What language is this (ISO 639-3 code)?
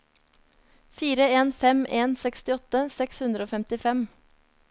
nor